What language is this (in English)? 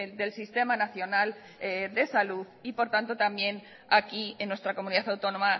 Spanish